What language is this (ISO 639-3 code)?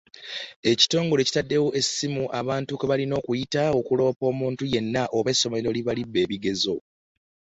lug